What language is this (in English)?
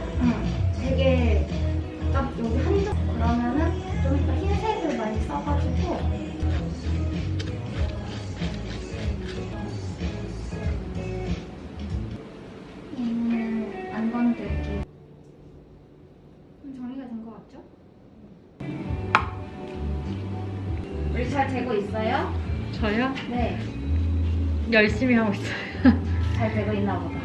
Korean